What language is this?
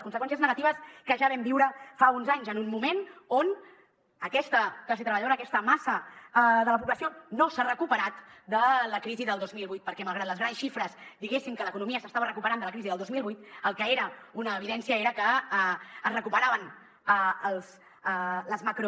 Catalan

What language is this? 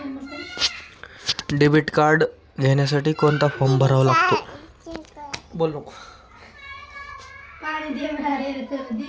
Marathi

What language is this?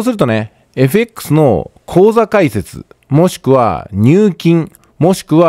Japanese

